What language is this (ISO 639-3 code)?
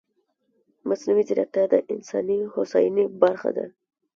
pus